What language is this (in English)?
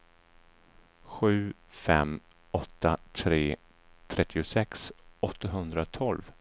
Swedish